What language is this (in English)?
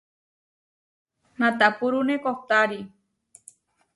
Huarijio